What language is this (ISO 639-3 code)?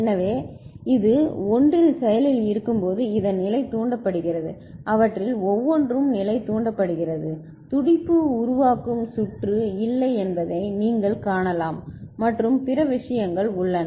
tam